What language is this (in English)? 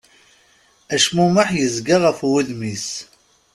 Kabyle